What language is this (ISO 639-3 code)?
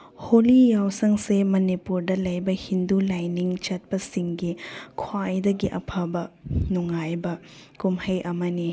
mni